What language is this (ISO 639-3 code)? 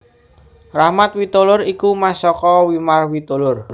jav